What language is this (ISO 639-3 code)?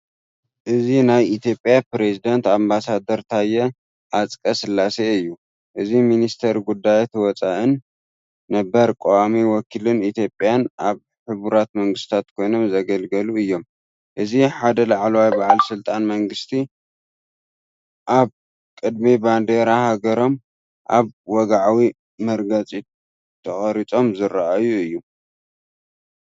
tir